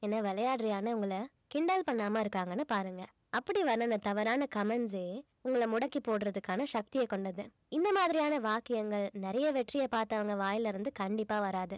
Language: Tamil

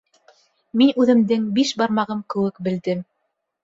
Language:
Bashkir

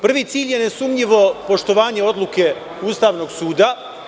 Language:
Serbian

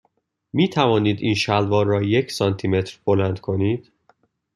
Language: Persian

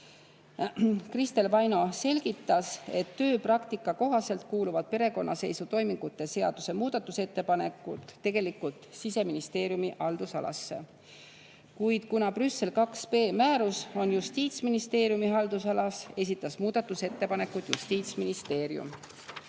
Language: Estonian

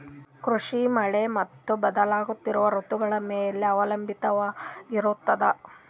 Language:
Kannada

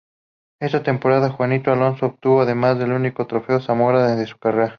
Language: Spanish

